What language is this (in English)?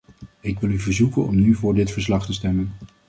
Dutch